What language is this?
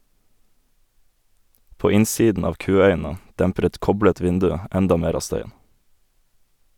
Norwegian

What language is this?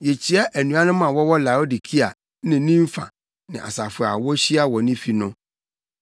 Akan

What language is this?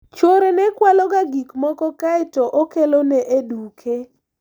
Luo (Kenya and Tanzania)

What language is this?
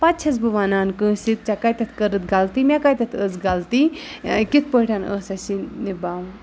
Kashmiri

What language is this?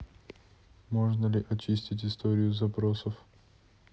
Russian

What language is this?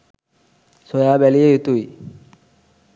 Sinhala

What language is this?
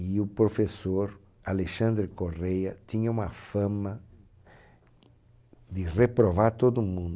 Portuguese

